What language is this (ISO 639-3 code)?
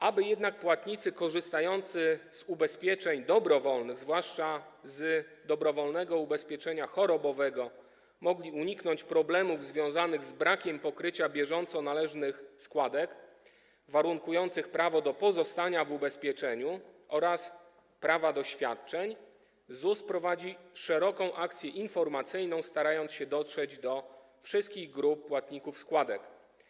pol